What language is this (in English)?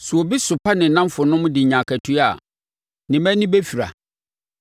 Akan